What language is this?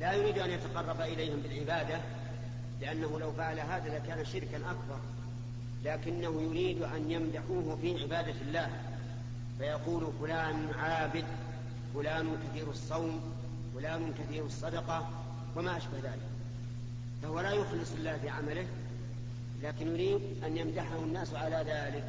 Arabic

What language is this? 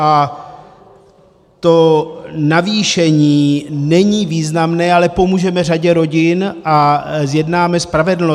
Czech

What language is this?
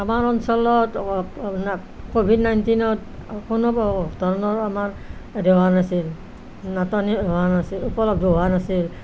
Assamese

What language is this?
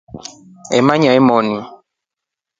Rombo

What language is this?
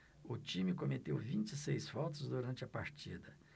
Portuguese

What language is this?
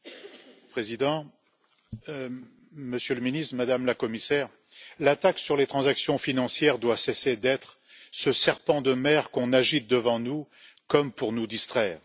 French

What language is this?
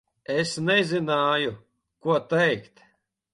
Latvian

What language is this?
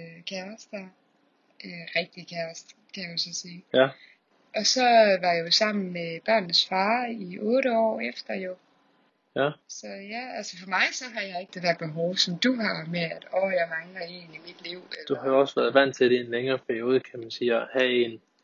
Danish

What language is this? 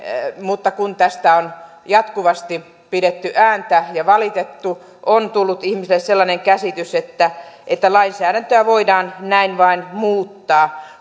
Finnish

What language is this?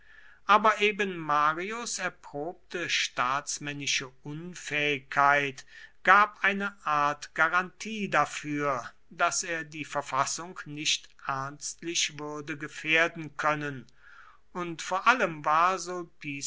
German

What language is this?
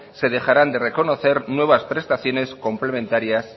Spanish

